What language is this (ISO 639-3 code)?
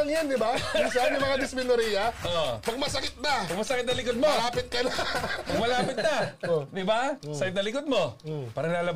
fil